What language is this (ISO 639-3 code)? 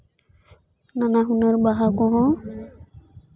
sat